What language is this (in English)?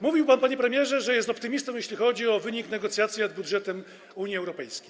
Polish